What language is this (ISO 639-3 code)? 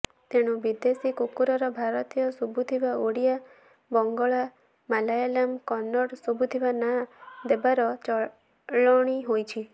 ori